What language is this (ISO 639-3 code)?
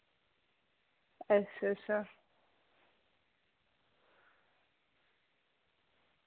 doi